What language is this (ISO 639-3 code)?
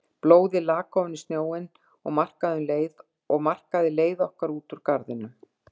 isl